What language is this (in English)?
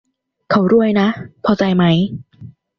Thai